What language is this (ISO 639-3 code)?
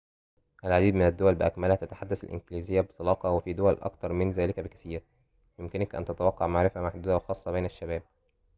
ara